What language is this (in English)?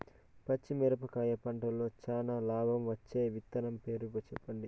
Telugu